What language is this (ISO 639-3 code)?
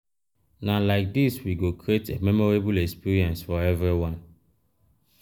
pcm